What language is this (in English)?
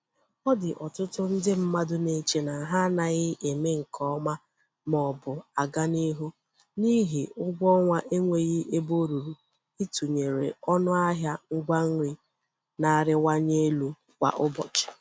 Igbo